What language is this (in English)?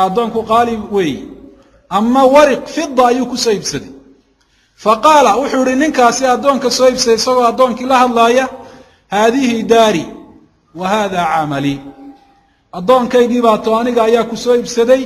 Arabic